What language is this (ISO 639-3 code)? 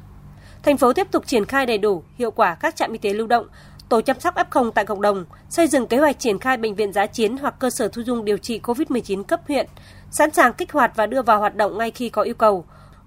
vie